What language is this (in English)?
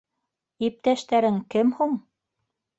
Bashkir